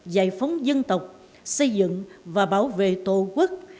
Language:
Vietnamese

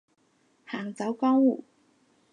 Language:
Cantonese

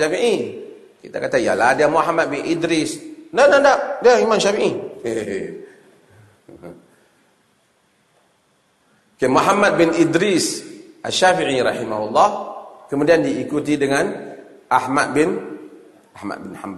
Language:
Malay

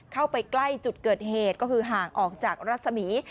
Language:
Thai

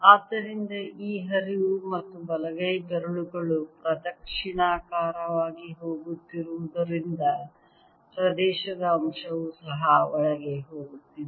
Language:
Kannada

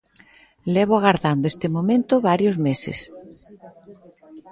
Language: Galician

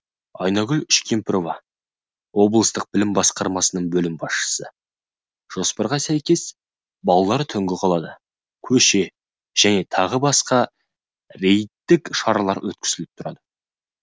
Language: Kazakh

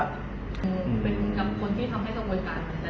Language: Thai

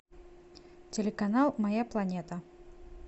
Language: Russian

